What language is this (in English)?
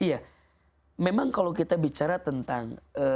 Indonesian